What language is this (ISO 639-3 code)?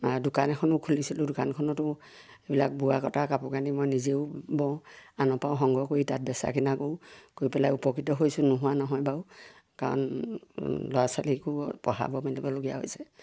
asm